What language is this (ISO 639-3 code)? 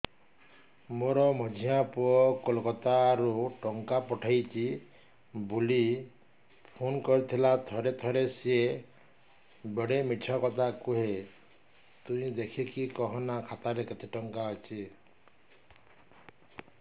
ori